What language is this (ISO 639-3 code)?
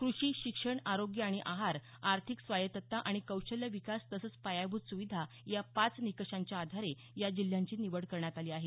mar